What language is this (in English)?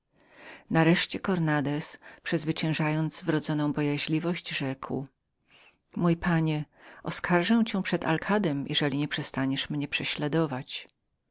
Polish